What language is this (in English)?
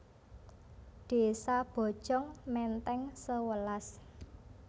Javanese